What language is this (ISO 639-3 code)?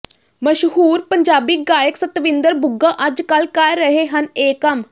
pan